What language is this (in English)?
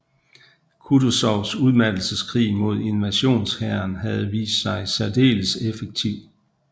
Danish